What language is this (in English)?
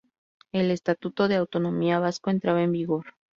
Spanish